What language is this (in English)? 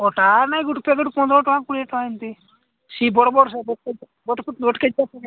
Odia